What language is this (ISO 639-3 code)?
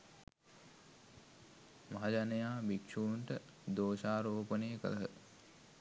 sin